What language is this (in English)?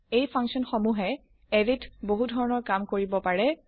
Assamese